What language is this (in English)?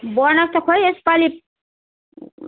Nepali